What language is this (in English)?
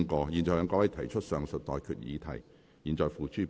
Cantonese